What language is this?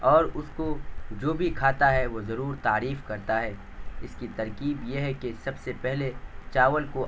Urdu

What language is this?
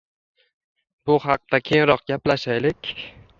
Uzbek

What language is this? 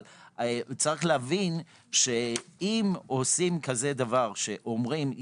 Hebrew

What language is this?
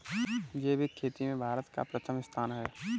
Hindi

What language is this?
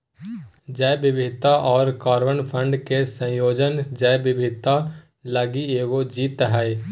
Magahi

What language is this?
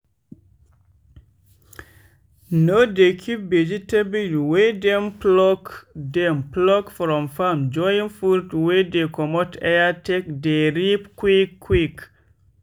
Nigerian Pidgin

